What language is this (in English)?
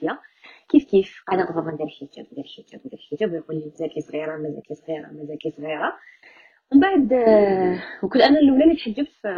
Arabic